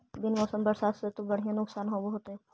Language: Magahi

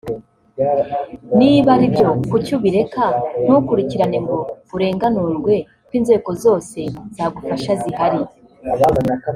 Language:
Kinyarwanda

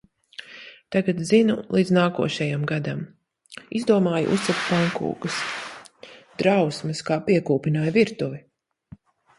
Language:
Latvian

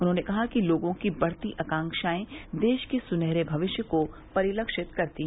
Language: Hindi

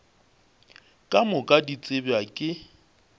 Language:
Northern Sotho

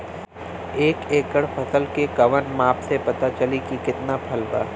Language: Bhojpuri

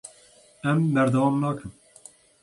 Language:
Kurdish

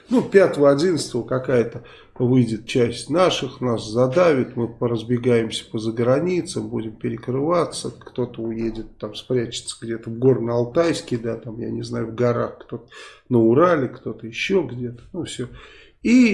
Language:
Russian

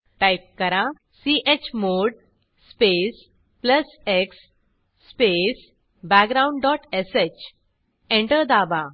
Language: Marathi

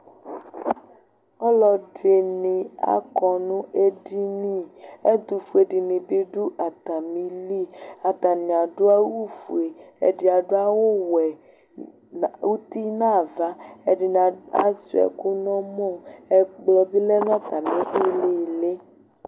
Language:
Ikposo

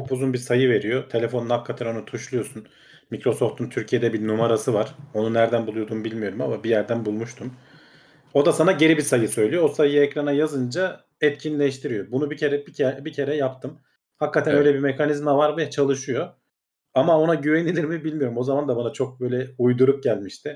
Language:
Turkish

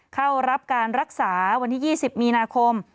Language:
Thai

